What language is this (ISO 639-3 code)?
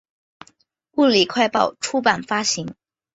zho